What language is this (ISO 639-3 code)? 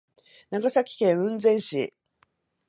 jpn